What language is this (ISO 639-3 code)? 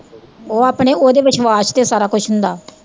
pan